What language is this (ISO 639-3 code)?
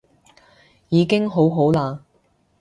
yue